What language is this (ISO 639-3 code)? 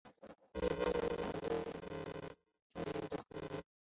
zho